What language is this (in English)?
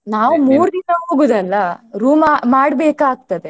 Kannada